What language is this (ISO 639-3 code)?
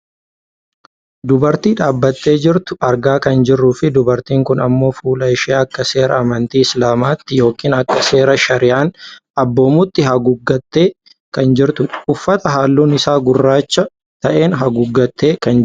orm